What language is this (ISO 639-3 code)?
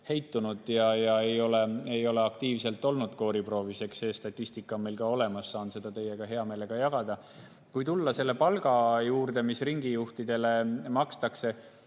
est